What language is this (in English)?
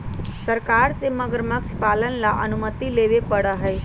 Magahi